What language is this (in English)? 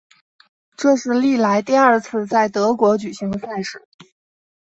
Chinese